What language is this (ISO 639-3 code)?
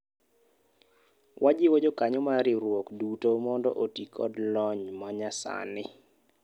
luo